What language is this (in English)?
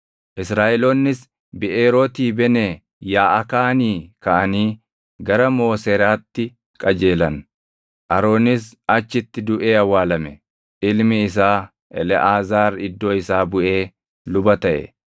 Oromo